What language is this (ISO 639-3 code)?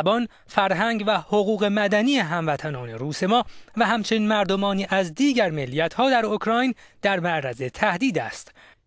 fas